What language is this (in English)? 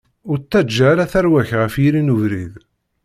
Kabyle